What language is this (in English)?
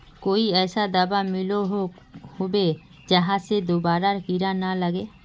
Magahi